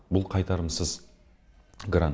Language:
Kazakh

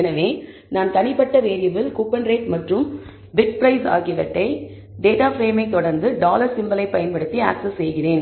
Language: Tamil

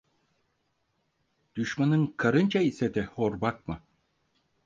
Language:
Turkish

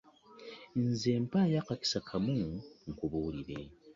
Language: Ganda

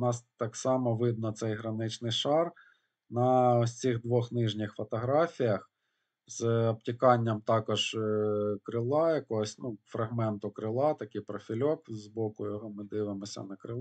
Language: Ukrainian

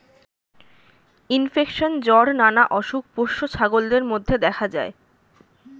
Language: Bangla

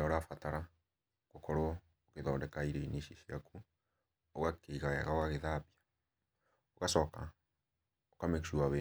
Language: Kikuyu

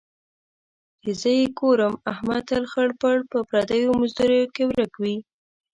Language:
Pashto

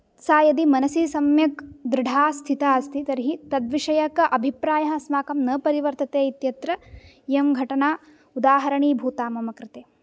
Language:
Sanskrit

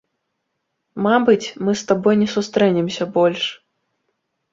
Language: Belarusian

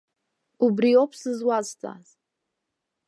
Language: Abkhazian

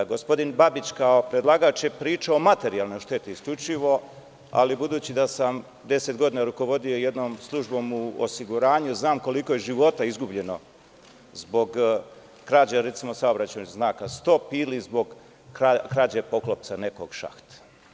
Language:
Serbian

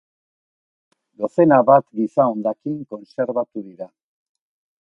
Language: Basque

